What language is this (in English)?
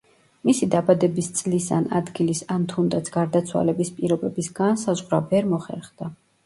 Georgian